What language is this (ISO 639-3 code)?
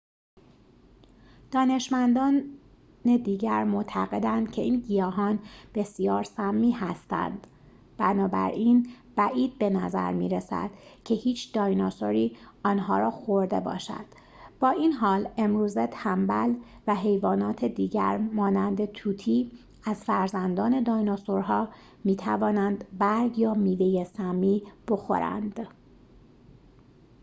fas